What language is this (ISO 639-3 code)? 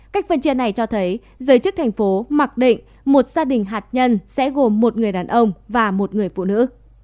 vie